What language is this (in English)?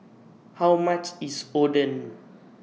English